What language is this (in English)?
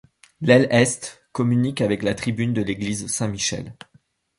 French